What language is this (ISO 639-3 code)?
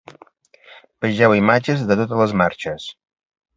cat